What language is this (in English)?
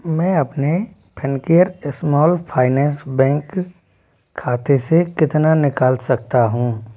Hindi